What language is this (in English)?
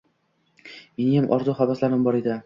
Uzbek